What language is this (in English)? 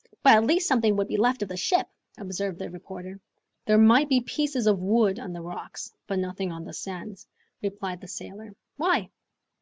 English